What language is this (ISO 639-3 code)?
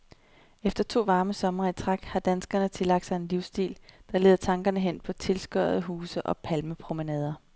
dan